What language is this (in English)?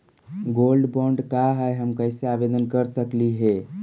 Magahi